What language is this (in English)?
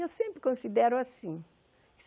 Portuguese